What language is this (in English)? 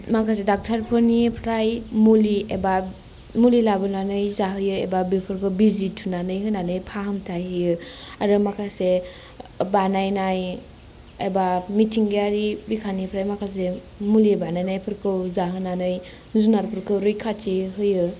Bodo